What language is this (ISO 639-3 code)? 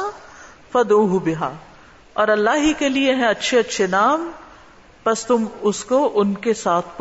urd